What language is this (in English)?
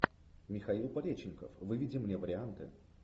Russian